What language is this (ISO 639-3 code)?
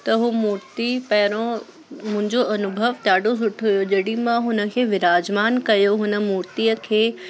snd